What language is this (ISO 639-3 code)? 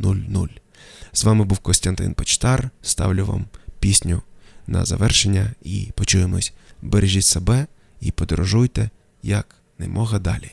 ukr